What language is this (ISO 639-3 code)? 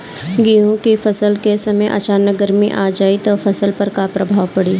bho